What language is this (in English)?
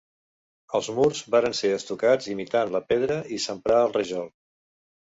Catalan